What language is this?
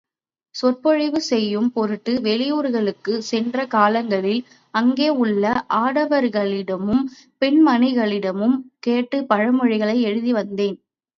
Tamil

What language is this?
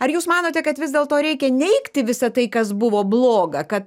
Lithuanian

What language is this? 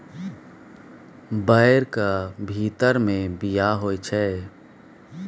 Maithili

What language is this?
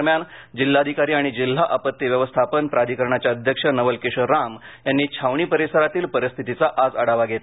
Marathi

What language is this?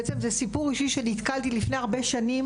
Hebrew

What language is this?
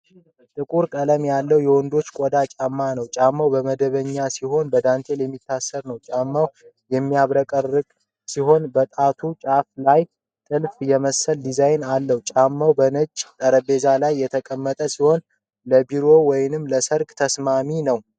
Amharic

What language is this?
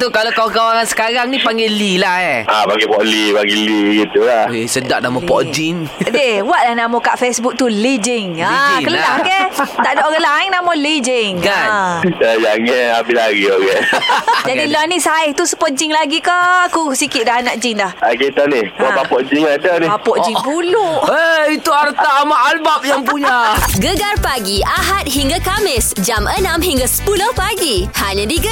Malay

